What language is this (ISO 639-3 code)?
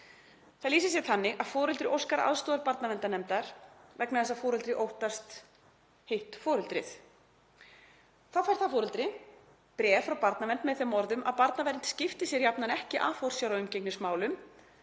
isl